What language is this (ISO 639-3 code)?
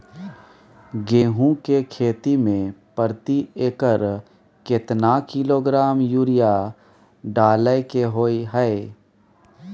mai